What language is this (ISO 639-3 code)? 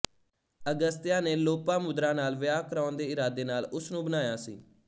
pan